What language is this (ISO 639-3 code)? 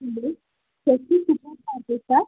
mar